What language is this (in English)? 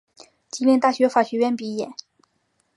Chinese